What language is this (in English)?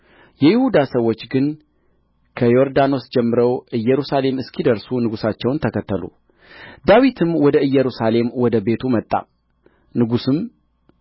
Amharic